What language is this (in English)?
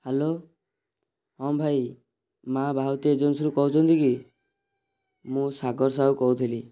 Odia